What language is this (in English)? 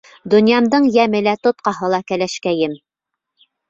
Bashkir